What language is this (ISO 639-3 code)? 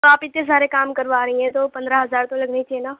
urd